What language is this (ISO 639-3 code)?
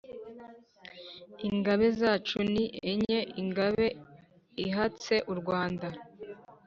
kin